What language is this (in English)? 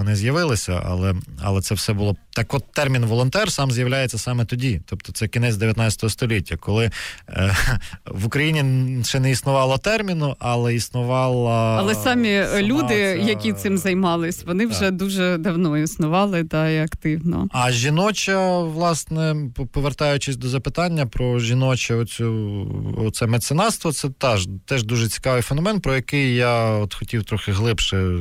Ukrainian